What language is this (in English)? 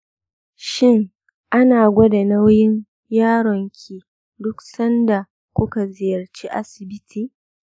Hausa